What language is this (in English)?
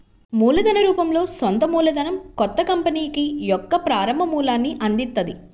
Telugu